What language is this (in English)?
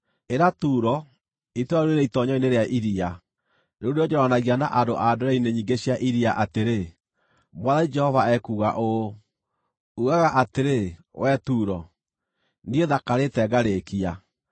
Kikuyu